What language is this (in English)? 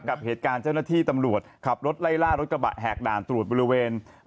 Thai